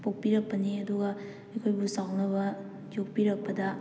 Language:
Manipuri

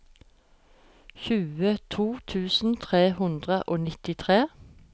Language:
Norwegian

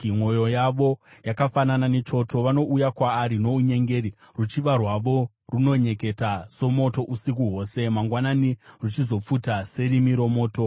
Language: Shona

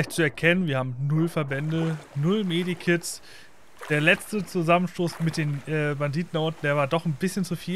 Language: German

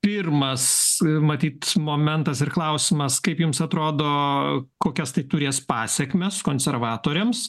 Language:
Lithuanian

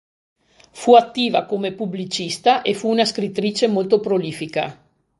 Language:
Italian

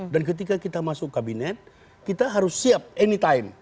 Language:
Indonesian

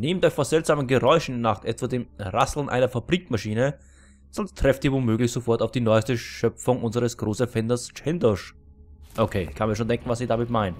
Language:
German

